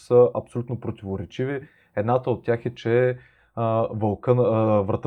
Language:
Bulgarian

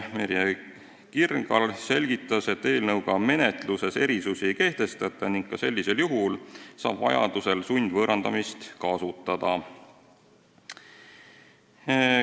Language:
Estonian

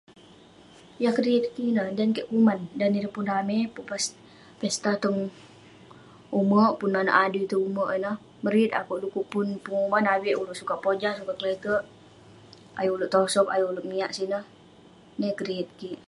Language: Western Penan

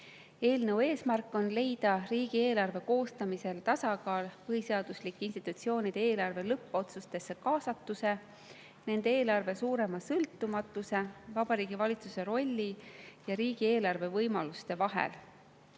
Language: Estonian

